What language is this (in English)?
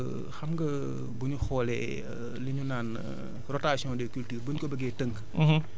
Wolof